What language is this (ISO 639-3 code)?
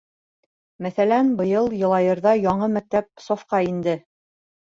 bak